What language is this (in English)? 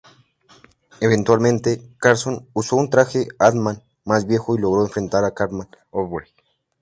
Spanish